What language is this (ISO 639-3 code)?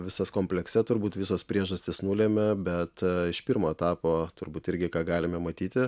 lit